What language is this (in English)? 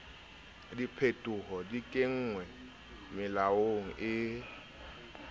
Southern Sotho